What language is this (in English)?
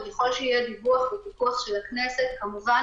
Hebrew